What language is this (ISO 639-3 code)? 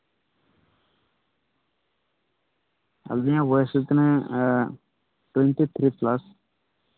sat